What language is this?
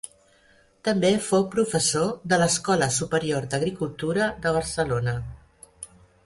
Catalan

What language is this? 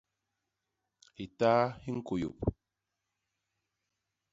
Basaa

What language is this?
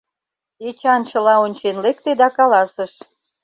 Mari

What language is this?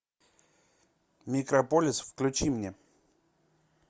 Russian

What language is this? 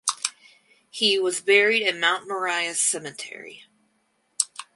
English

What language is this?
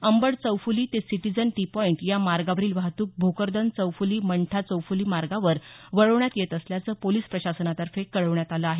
Marathi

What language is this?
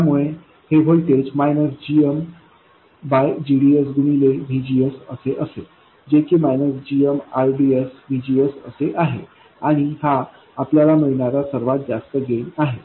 Marathi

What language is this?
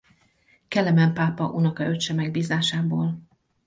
Hungarian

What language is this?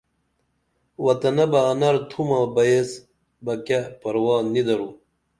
Dameli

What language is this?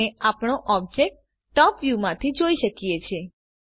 Gujarati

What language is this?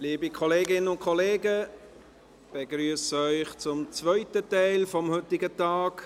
Swiss German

